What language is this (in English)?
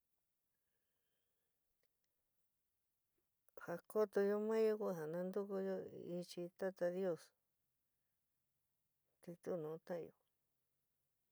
San Miguel El Grande Mixtec